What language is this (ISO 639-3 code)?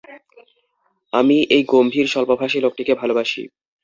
ben